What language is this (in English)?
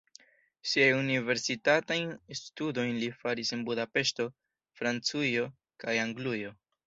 Esperanto